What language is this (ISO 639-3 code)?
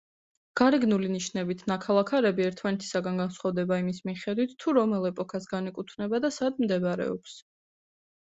kat